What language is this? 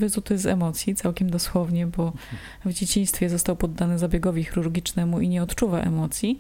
Polish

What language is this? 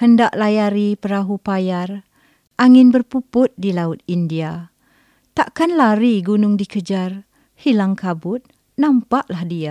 Malay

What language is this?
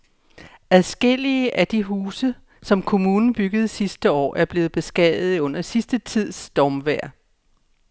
Danish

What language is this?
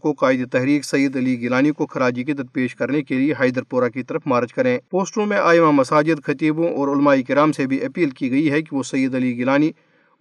Urdu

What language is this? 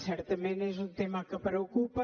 Catalan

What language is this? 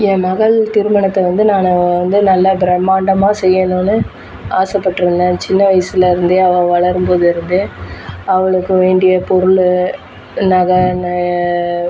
Tamil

